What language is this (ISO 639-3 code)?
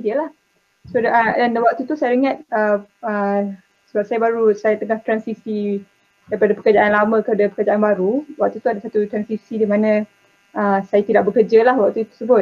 msa